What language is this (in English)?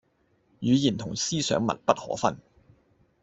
Cantonese